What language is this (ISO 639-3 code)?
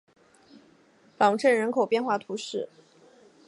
zho